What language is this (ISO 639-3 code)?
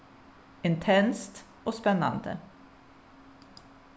fao